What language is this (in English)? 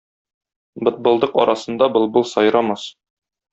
Tatar